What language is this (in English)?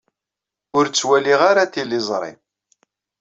Kabyle